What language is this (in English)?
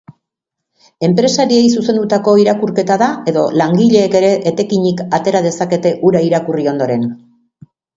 Basque